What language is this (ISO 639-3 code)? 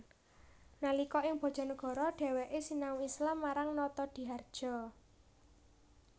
jav